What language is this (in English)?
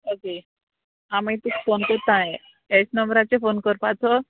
Konkani